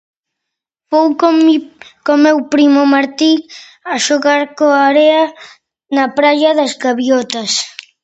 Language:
Galician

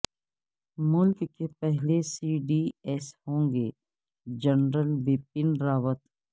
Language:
Urdu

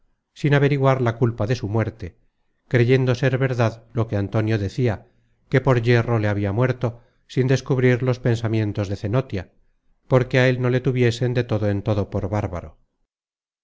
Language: Spanish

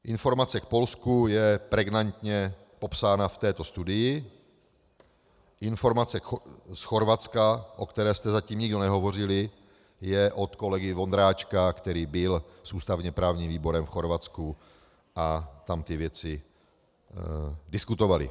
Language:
Czech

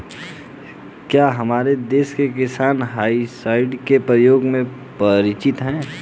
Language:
Hindi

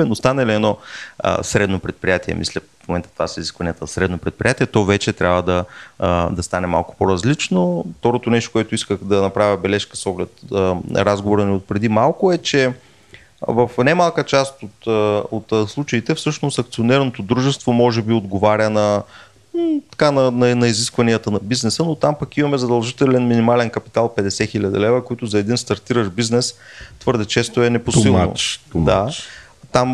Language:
Bulgarian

